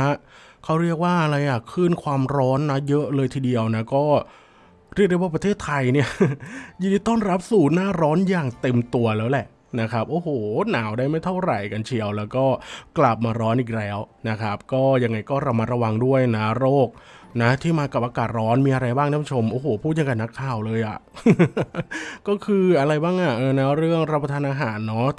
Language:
Thai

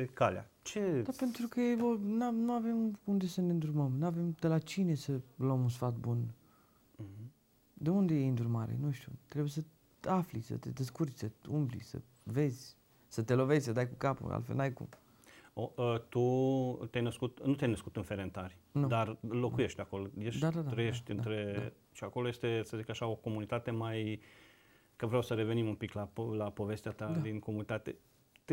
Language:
Romanian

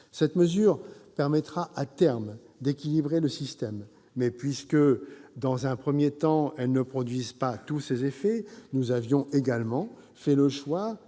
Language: French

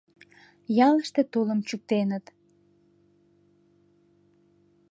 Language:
Mari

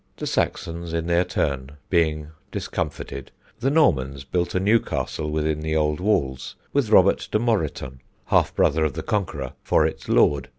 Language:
English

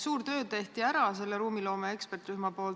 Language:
Estonian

